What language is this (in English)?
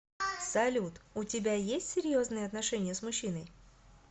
Russian